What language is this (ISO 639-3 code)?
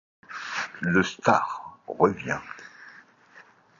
fra